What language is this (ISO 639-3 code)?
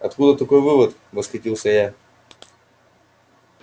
rus